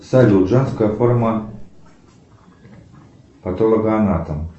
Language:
Russian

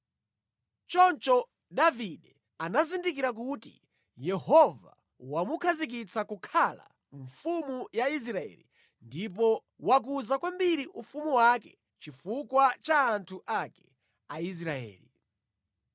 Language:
Nyanja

